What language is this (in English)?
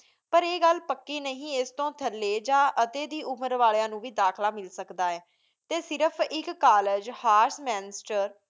Punjabi